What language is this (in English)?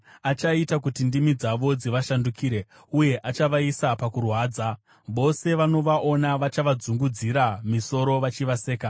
Shona